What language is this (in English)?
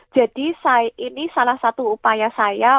Indonesian